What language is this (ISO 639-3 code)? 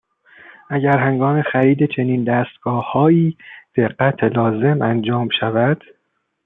fas